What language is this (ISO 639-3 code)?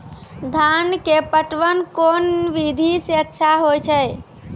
mai